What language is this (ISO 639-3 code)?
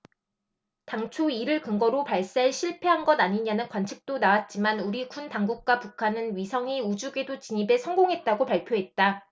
kor